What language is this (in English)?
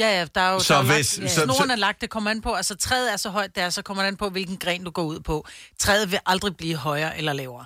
Danish